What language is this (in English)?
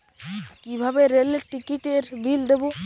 Bangla